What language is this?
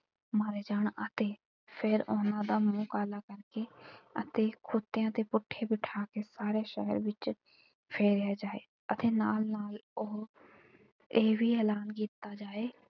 Punjabi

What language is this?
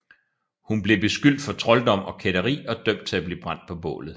Danish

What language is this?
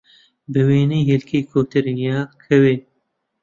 Central Kurdish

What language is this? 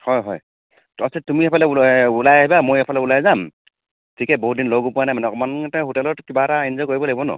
Assamese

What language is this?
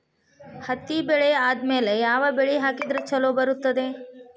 Kannada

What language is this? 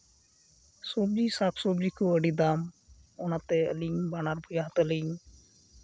Santali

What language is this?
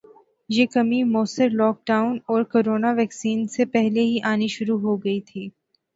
Urdu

